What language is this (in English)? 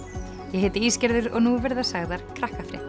Icelandic